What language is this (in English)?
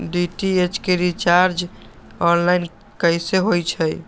Magahi